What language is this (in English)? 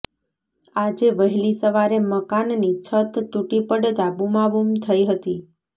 Gujarati